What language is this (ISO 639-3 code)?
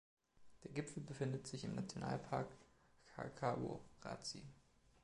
deu